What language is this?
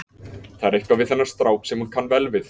Icelandic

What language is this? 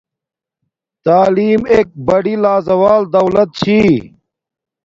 Domaaki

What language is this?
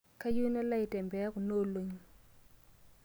Masai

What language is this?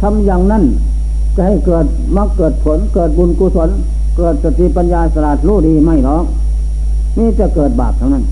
Thai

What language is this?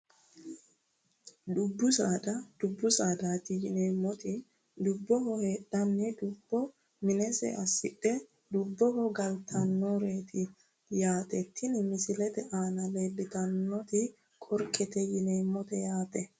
Sidamo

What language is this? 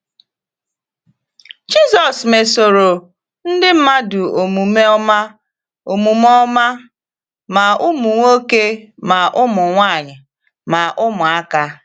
Igbo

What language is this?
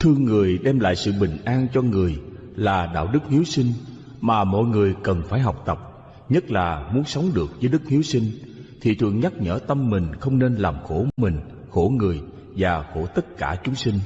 Vietnamese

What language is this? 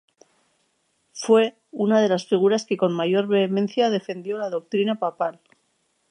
Spanish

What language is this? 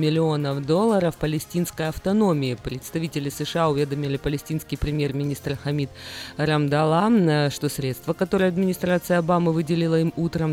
Russian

